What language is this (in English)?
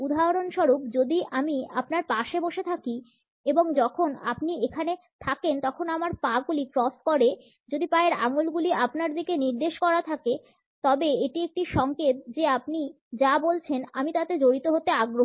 Bangla